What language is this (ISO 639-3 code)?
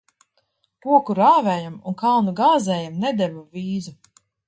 lav